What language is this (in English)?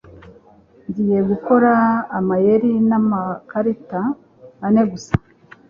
Kinyarwanda